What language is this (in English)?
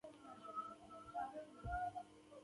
Pashto